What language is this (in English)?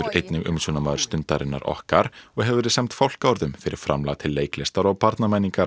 Icelandic